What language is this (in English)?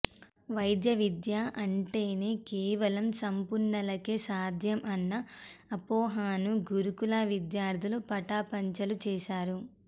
Telugu